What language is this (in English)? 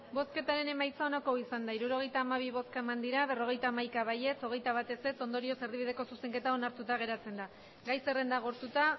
Basque